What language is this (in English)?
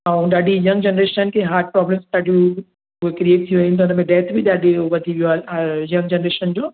Sindhi